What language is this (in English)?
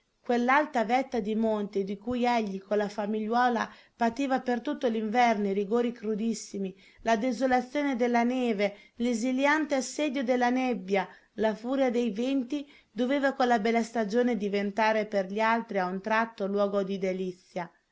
Italian